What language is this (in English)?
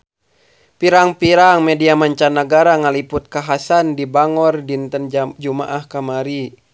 Sundanese